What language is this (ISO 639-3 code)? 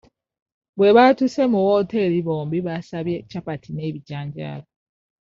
lug